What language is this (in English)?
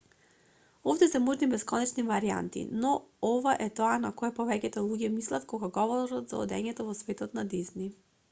Macedonian